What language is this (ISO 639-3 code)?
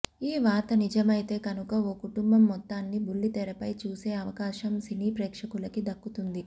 tel